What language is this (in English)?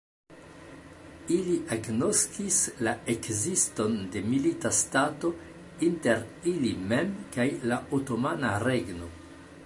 Esperanto